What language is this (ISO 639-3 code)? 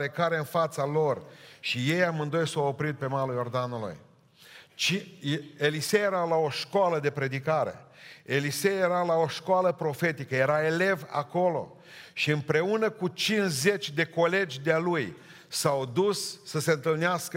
ron